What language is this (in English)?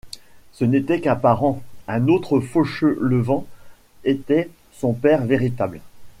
French